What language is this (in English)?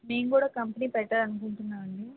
Telugu